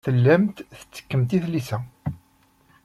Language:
Kabyle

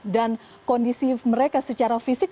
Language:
Indonesian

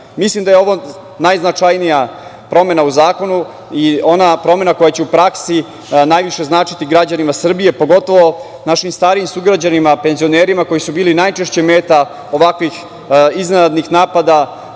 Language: Serbian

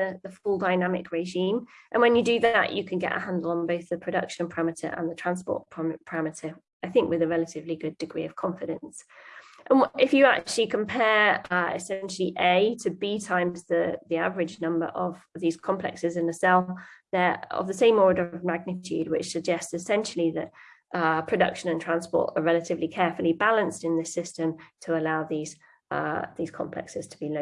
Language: English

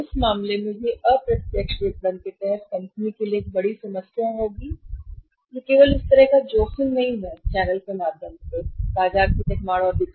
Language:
Hindi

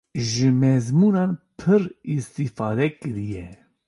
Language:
Kurdish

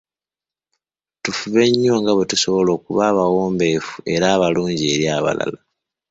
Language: Ganda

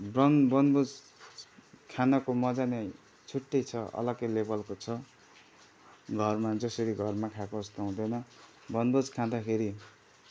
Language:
Nepali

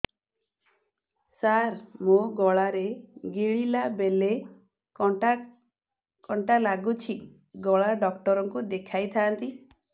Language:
Odia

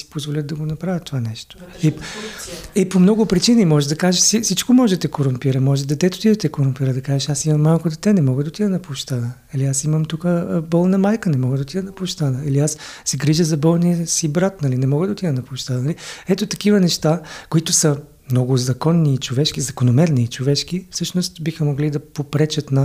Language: Bulgarian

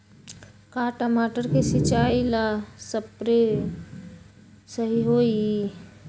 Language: Magahi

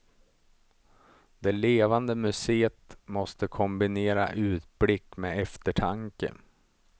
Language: Swedish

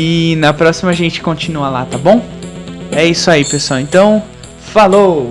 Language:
Portuguese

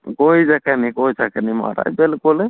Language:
Dogri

